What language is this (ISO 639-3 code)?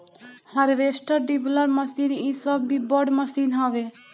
bho